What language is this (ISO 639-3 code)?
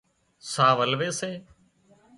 kxp